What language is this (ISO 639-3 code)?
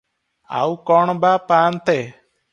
ori